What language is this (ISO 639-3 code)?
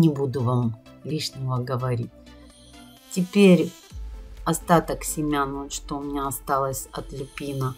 rus